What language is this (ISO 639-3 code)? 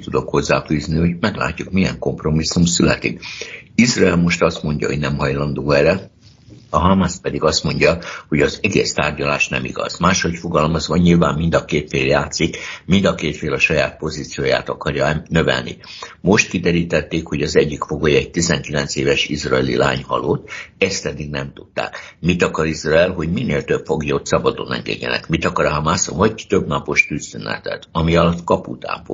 hun